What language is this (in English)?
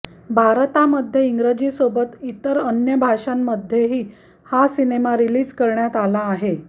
Marathi